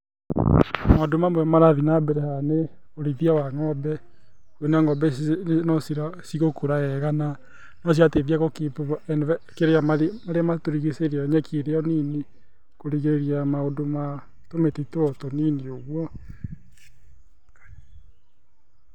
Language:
Kikuyu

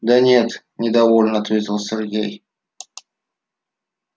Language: Russian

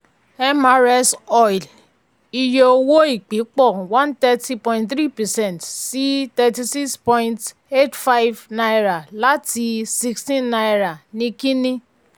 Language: Yoruba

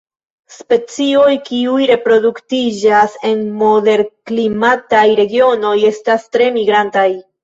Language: Esperanto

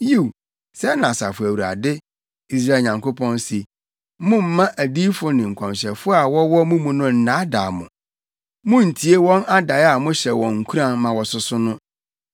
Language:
Akan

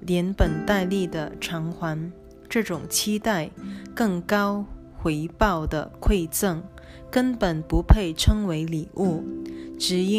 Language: Chinese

